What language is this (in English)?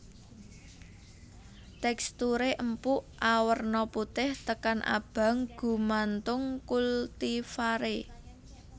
Javanese